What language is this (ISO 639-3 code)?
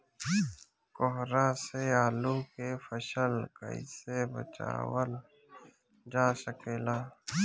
bho